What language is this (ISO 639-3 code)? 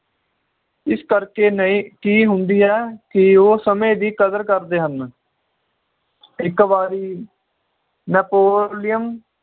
pan